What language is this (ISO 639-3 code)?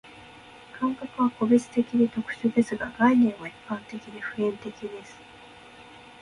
jpn